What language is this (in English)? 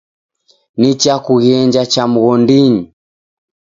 Taita